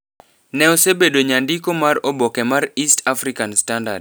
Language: Luo (Kenya and Tanzania)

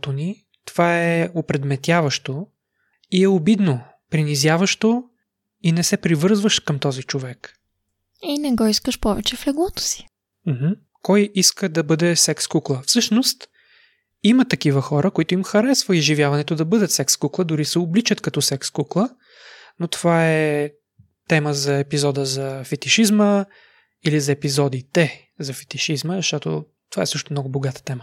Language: Bulgarian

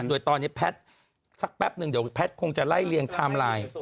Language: Thai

